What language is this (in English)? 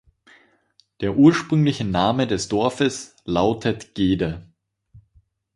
German